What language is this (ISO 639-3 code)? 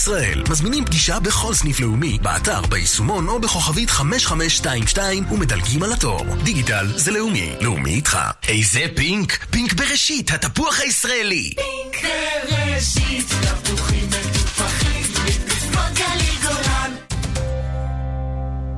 heb